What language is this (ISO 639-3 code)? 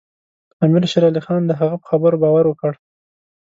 pus